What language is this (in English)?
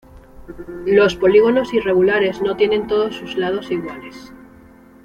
Spanish